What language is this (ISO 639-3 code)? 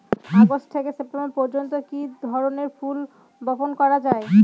ben